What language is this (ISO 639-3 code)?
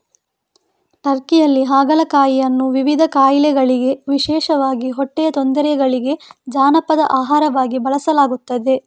kan